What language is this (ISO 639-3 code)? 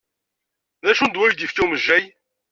kab